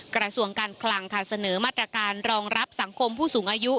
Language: Thai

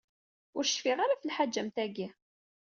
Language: Kabyle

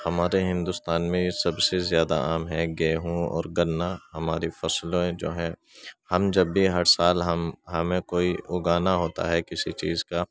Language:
Urdu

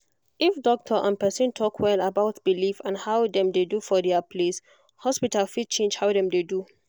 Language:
Nigerian Pidgin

